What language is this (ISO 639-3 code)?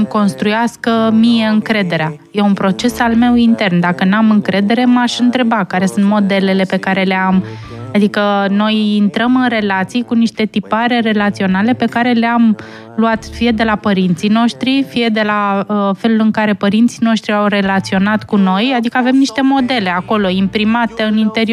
ron